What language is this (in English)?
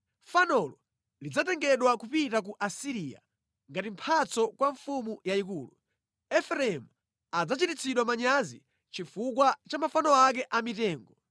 Nyanja